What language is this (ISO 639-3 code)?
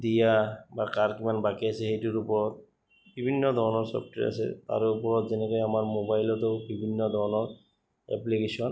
asm